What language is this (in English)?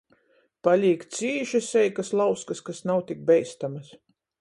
Latgalian